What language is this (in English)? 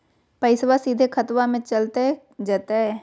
Magahi